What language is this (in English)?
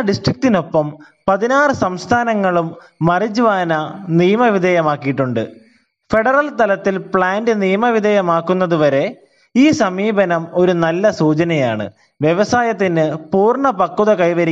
Malayalam